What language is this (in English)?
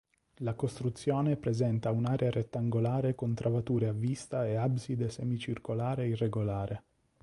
Italian